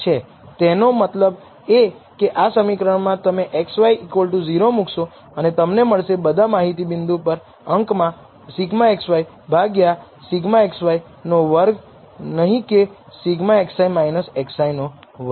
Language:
Gujarati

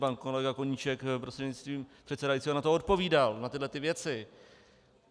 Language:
Czech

